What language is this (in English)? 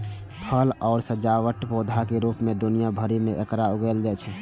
Maithili